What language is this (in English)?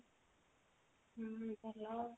Odia